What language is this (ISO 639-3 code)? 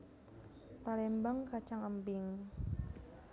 jav